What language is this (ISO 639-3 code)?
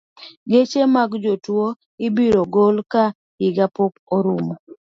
luo